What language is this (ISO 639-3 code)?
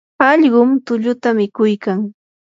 qur